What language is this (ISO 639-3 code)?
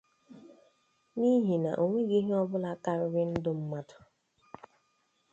ibo